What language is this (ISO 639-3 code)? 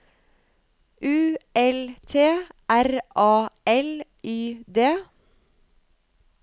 nor